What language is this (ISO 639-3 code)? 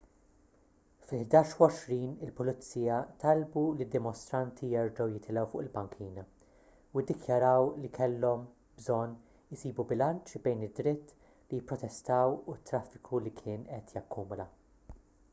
mlt